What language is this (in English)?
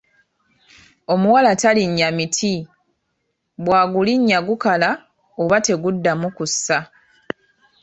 Ganda